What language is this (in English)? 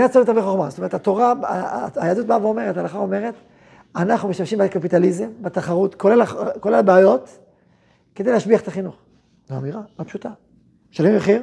Hebrew